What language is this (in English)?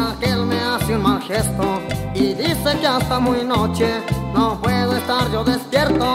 Indonesian